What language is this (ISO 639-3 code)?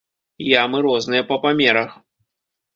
bel